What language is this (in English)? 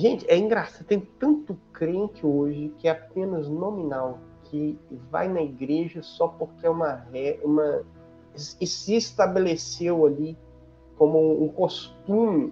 Portuguese